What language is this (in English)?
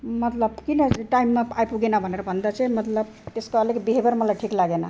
Nepali